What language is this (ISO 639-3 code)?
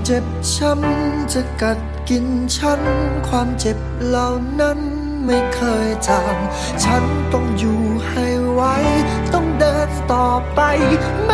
tha